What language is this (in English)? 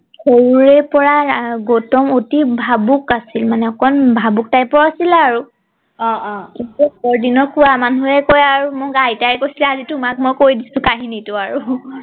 Assamese